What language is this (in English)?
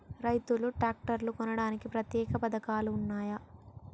Telugu